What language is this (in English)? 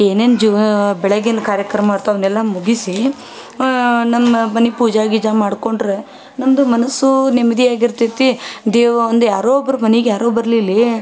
Kannada